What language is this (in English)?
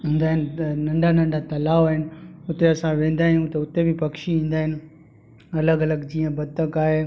Sindhi